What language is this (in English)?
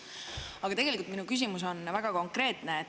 Estonian